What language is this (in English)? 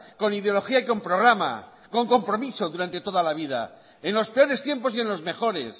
Spanish